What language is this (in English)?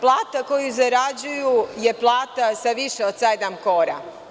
Serbian